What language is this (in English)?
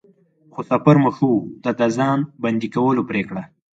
Pashto